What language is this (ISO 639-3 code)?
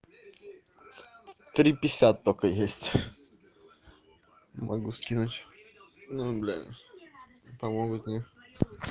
rus